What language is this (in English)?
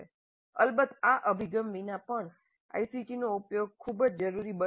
Gujarati